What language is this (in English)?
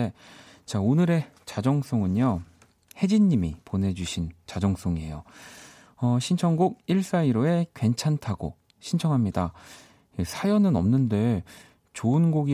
Korean